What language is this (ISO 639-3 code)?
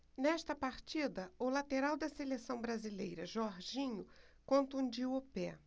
por